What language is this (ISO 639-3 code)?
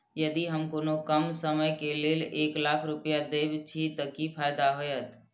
mai